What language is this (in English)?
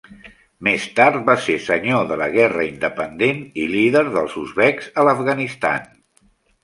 Catalan